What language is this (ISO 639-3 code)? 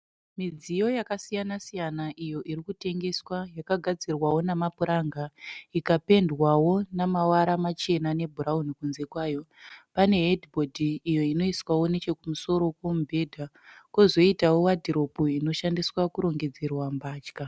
sna